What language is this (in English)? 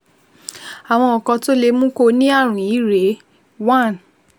Yoruba